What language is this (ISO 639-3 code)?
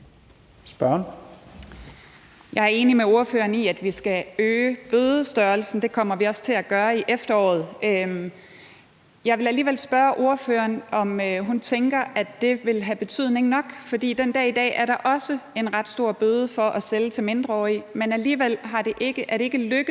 dan